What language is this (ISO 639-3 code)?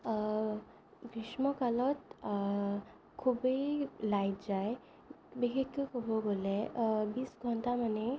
asm